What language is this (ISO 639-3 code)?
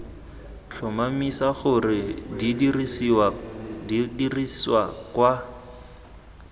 tsn